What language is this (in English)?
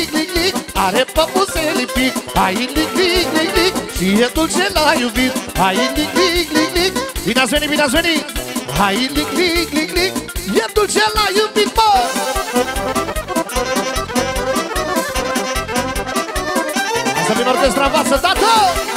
Romanian